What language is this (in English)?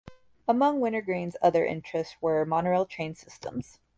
English